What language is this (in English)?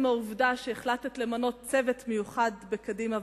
Hebrew